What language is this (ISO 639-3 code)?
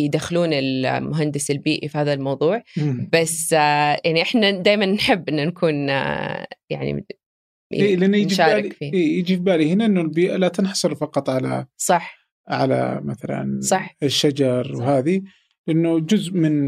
ara